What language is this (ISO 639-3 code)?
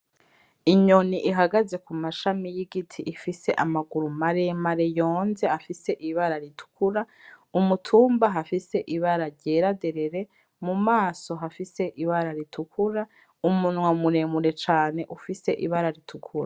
run